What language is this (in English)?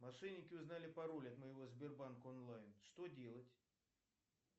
Russian